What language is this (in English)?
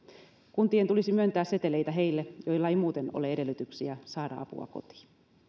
Finnish